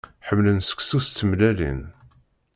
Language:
Kabyle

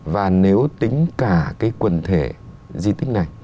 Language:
Vietnamese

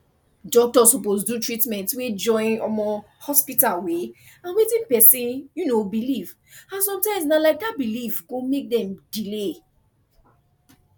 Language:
Nigerian Pidgin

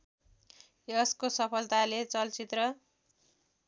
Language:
Nepali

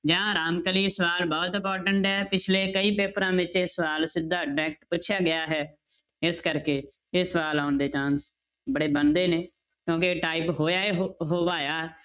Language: Punjabi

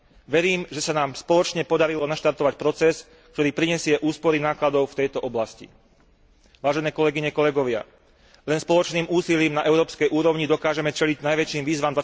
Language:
Slovak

